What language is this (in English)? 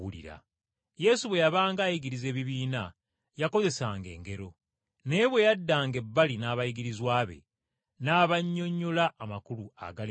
Ganda